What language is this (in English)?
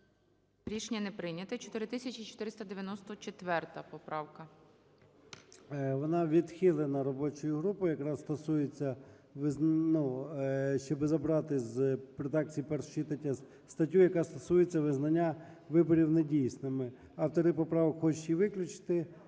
Ukrainian